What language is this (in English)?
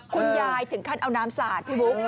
Thai